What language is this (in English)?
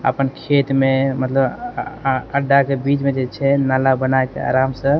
Maithili